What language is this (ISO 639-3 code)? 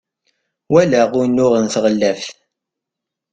kab